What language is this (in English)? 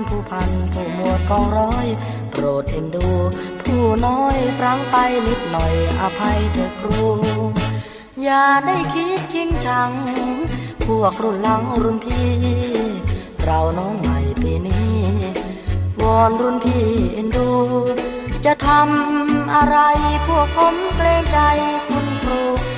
Thai